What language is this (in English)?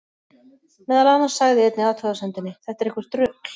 Icelandic